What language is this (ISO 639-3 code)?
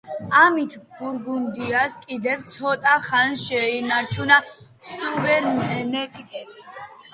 kat